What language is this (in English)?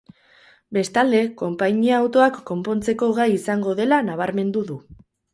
Basque